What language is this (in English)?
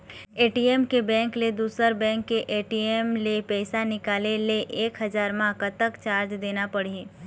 Chhattisgarhi